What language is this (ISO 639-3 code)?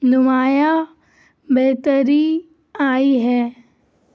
urd